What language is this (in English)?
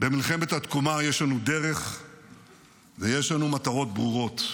Hebrew